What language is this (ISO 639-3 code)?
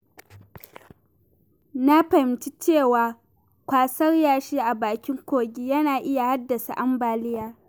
hau